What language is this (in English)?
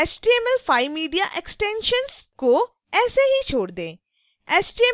Hindi